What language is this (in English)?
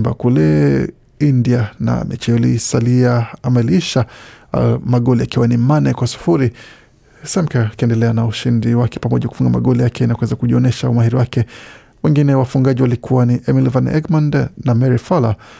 Swahili